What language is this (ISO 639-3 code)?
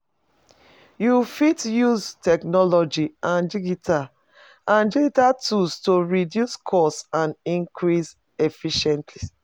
pcm